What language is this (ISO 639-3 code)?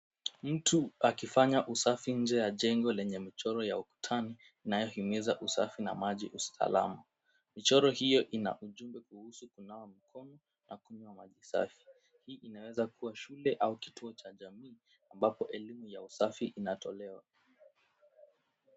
swa